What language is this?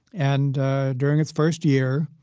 English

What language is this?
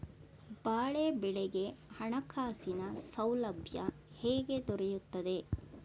Kannada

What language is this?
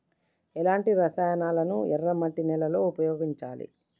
Telugu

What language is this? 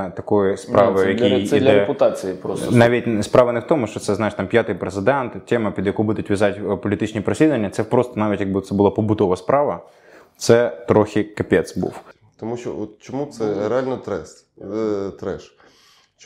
Ukrainian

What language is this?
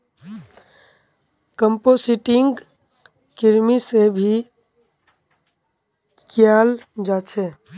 Magahi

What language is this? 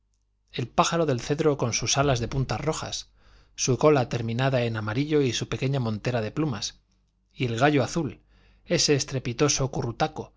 Spanish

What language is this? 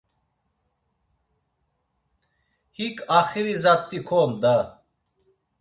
Laz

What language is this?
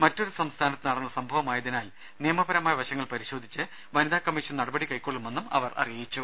Malayalam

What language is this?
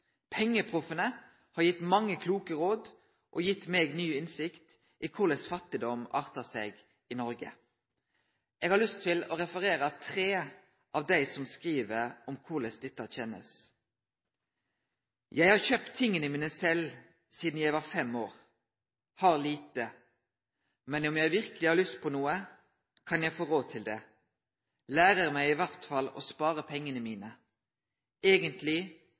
Norwegian Nynorsk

